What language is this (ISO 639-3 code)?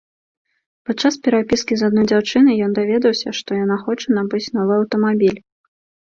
bel